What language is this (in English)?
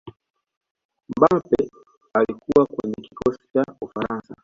Swahili